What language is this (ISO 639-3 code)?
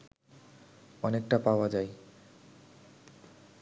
ben